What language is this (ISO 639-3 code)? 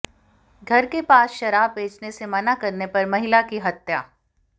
hin